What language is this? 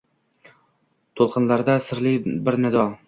Uzbek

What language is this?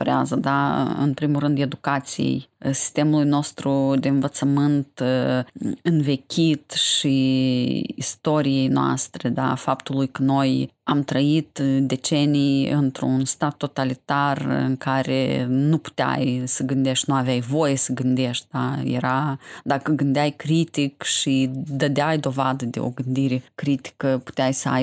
Romanian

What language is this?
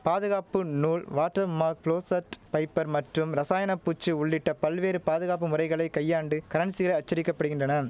Tamil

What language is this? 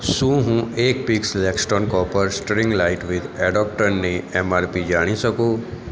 Gujarati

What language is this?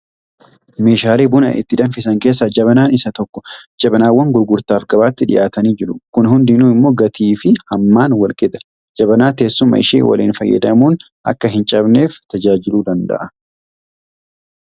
Oromo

